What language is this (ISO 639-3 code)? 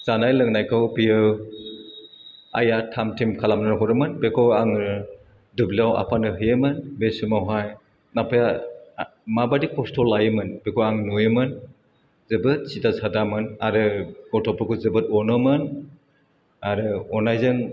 brx